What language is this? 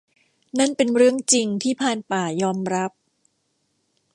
Thai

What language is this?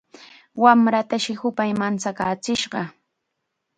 Chiquián Ancash Quechua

